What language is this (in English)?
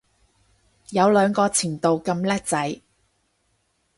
Cantonese